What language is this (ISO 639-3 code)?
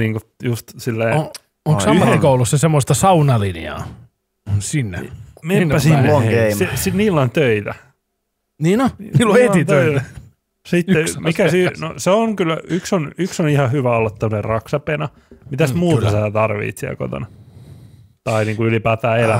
fin